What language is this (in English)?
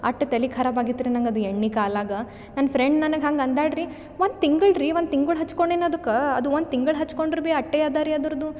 Kannada